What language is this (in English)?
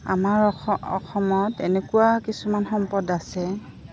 Assamese